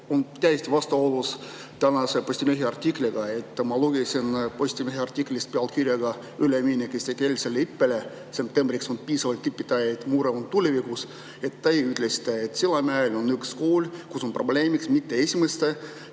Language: Estonian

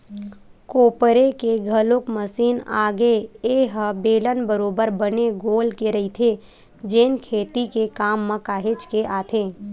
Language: Chhattisgarhi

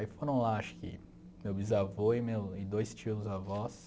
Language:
Portuguese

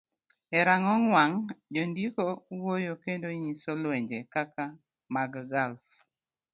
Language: Luo (Kenya and Tanzania)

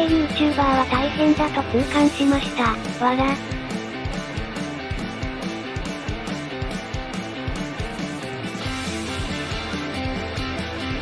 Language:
Japanese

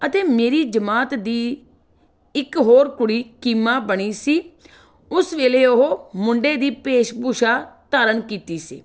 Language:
Punjabi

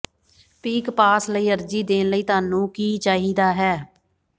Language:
Punjabi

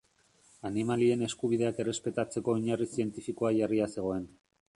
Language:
Basque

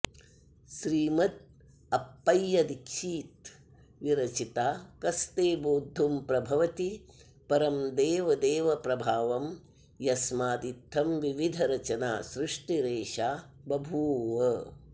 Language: Sanskrit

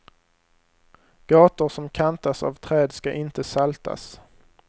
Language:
Swedish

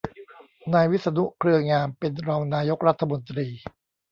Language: Thai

